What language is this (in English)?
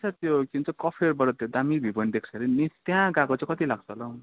Nepali